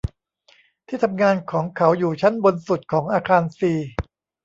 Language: Thai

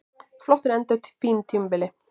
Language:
Icelandic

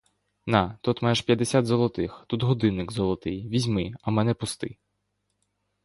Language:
Ukrainian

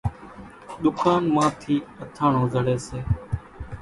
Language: Kachi Koli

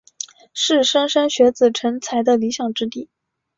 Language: Chinese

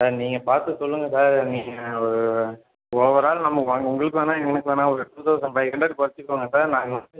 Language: Tamil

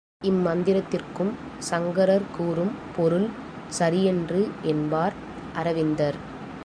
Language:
Tamil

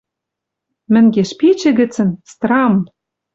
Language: Western Mari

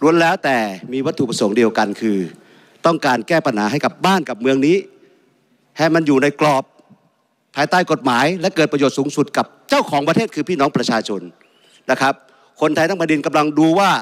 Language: Thai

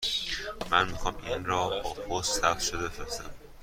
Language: Persian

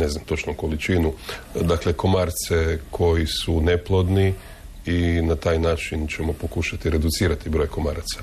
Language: Croatian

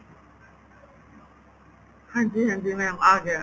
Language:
Punjabi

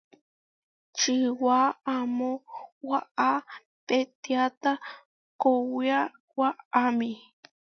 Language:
Huarijio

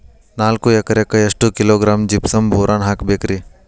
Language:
Kannada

